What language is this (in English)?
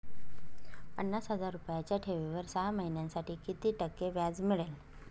Marathi